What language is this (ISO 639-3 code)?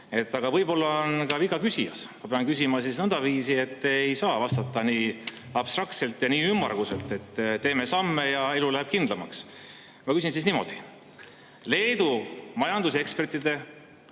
est